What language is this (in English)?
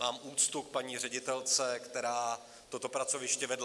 Czech